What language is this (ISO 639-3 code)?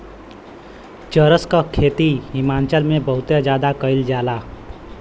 bho